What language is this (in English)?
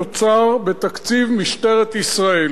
Hebrew